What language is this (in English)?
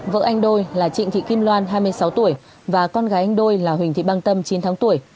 Vietnamese